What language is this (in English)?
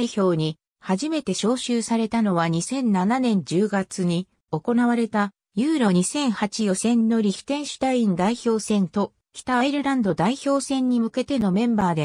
Japanese